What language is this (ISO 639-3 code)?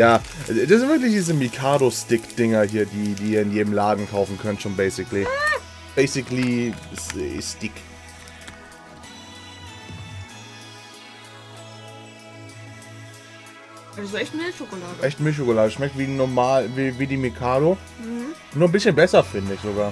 deu